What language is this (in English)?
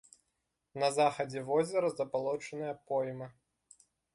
Belarusian